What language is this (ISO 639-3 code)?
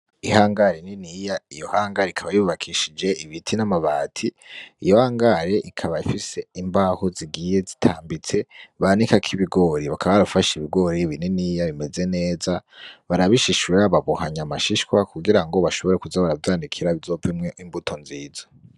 run